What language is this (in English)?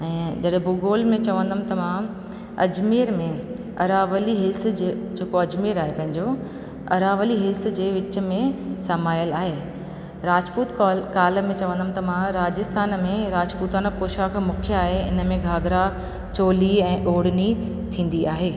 Sindhi